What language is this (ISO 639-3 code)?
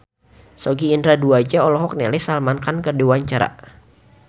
sun